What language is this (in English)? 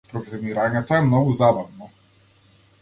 Macedonian